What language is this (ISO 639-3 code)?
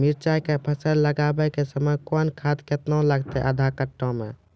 mai